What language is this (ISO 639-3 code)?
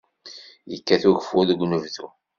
kab